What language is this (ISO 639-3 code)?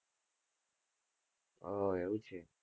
guj